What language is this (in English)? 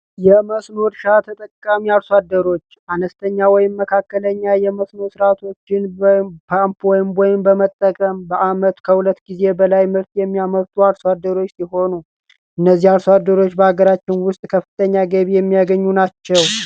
Amharic